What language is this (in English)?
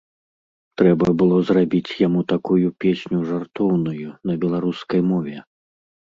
Belarusian